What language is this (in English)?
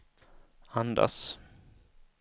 Swedish